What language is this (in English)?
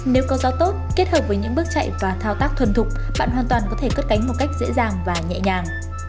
Vietnamese